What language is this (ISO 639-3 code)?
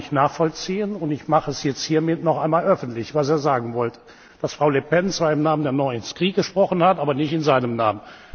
deu